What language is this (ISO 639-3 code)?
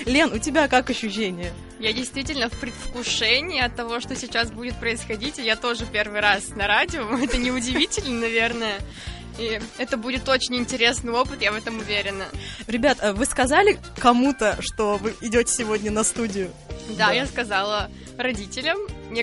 rus